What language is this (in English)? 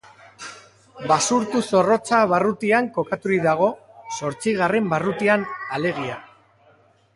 Basque